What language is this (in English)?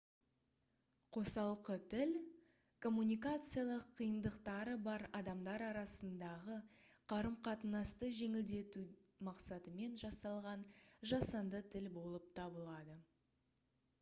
Kazakh